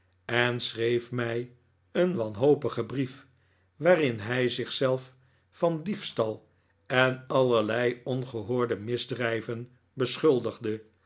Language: Dutch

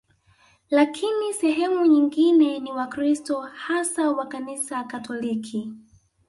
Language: Swahili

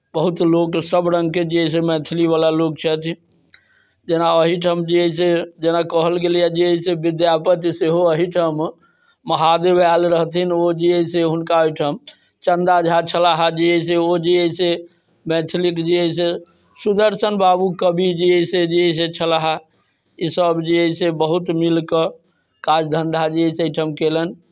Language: Maithili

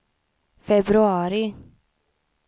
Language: Swedish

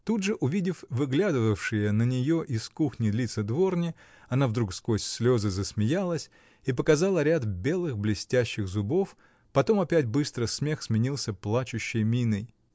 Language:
Russian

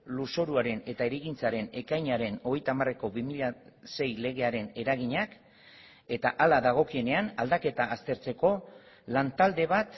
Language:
Basque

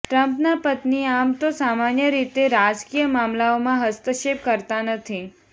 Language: Gujarati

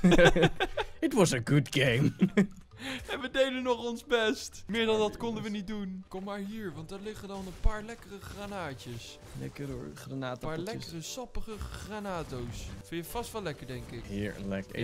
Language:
Dutch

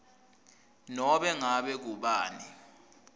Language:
Swati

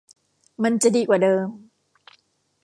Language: Thai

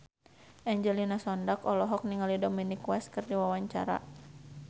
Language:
Sundanese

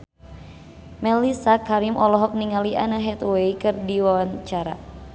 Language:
Sundanese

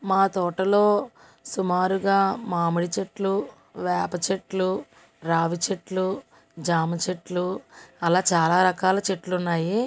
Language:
Telugu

